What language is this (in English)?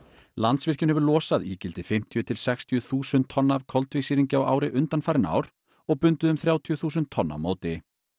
Icelandic